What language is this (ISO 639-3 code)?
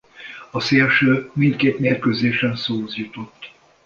hun